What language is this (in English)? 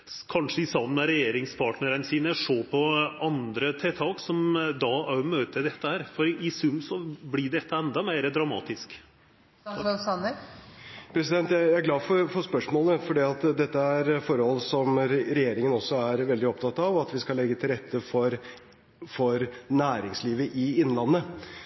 Norwegian